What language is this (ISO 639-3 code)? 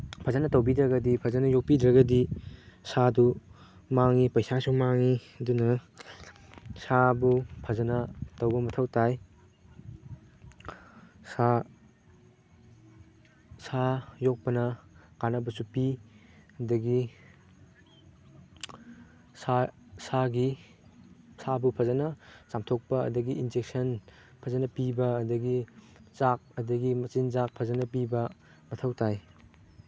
mni